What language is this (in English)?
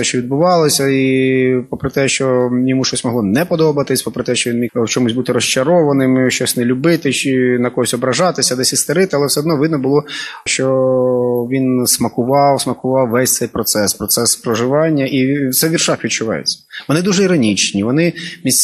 Ukrainian